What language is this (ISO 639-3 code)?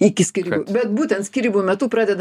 lit